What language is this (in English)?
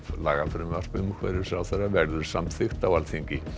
Icelandic